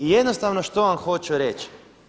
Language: Croatian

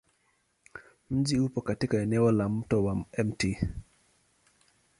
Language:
Swahili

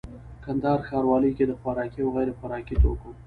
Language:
Pashto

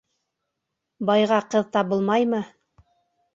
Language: Bashkir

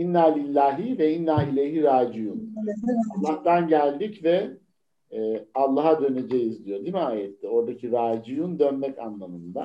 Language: Turkish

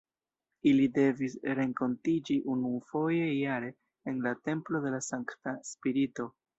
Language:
Esperanto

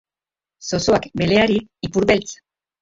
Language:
Basque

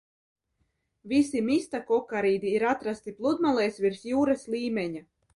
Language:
Latvian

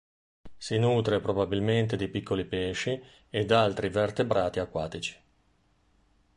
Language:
Italian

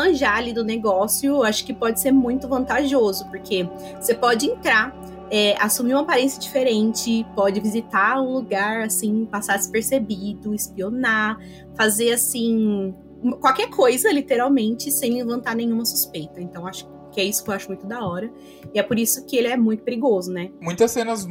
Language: Portuguese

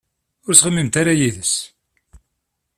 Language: Kabyle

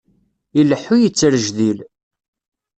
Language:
Kabyle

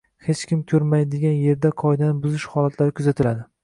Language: Uzbek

